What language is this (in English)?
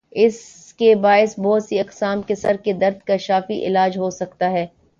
Urdu